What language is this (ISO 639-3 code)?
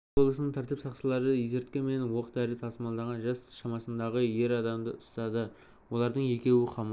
kaz